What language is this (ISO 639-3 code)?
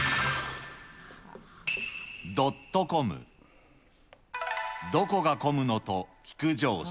jpn